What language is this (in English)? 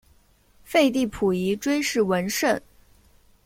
Chinese